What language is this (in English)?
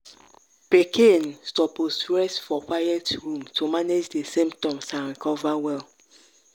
Nigerian Pidgin